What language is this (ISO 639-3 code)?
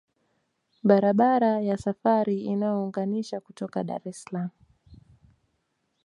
swa